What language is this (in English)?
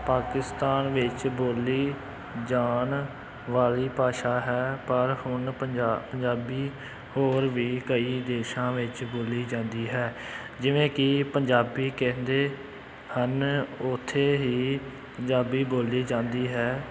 Punjabi